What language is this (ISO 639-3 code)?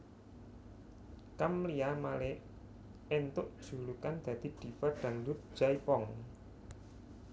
jav